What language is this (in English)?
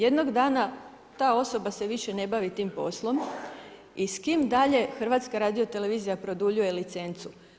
Croatian